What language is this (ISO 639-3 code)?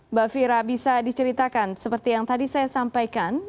ind